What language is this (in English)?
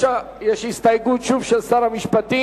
Hebrew